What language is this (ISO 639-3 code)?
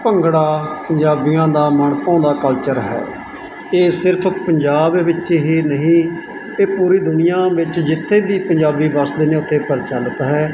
pan